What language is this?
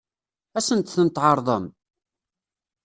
Kabyle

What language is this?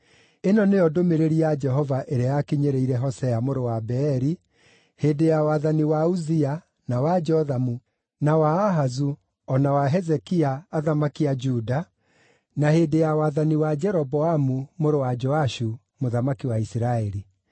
Kikuyu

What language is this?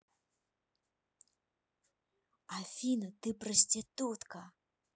Russian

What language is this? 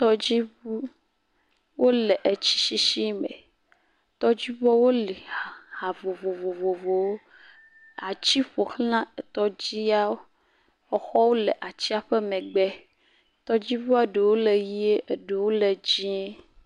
Ewe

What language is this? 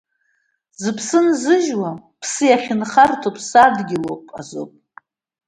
Abkhazian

